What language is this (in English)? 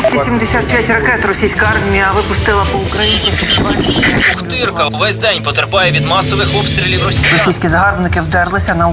Ukrainian